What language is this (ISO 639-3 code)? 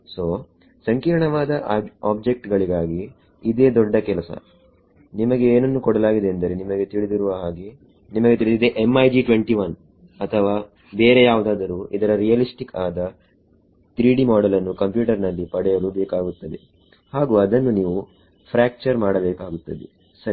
kan